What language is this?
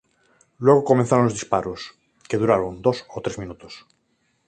Spanish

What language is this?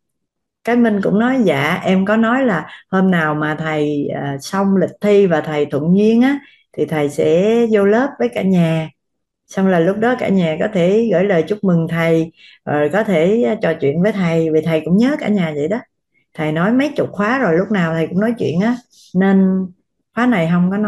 Vietnamese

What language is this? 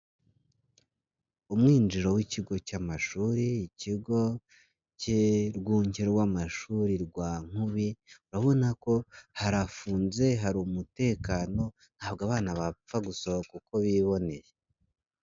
Kinyarwanda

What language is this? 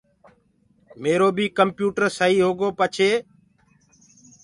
Gurgula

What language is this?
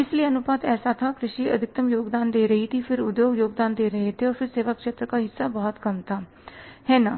Hindi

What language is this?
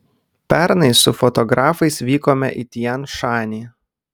Lithuanian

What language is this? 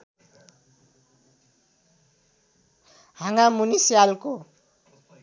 Nepali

